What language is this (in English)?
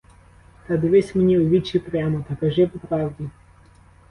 Ukrainian